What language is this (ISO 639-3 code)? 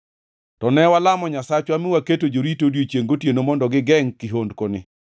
luo